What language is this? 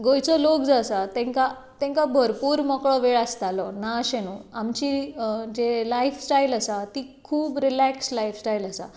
Konkani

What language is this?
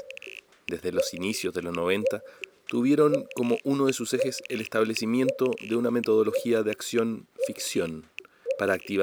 Spanish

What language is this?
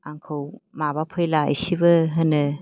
Bodo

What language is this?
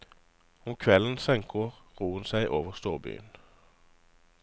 Norwegian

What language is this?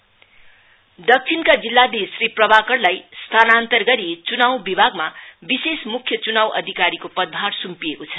Nepali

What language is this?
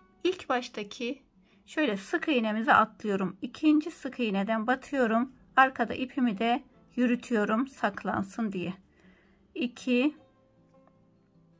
Turkish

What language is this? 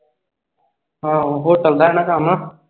Punjabi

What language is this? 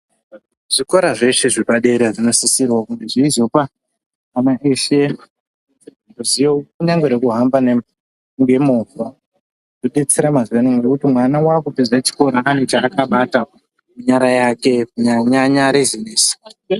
Ndau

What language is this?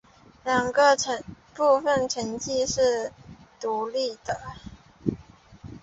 Chinese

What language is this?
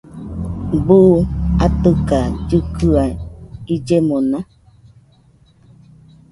Nüpode Huitoto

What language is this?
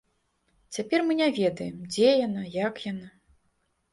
Belarusian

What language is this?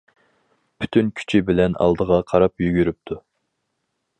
Uyghur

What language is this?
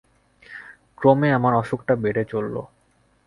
Bangla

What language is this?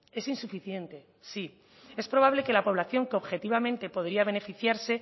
Spanish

